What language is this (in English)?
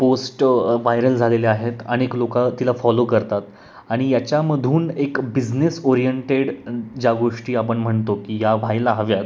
Marathi